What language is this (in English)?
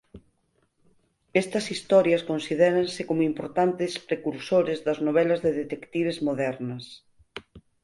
Galician